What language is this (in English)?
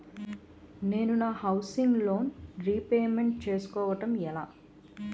Telugu